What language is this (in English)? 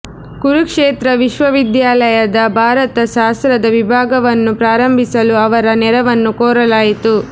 Kannada